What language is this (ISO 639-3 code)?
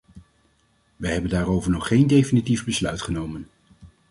nld